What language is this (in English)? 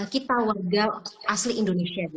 Indonesian